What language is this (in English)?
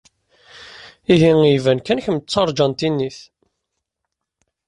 Kabyle